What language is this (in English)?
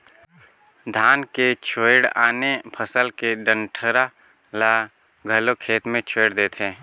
Chhattisgarhi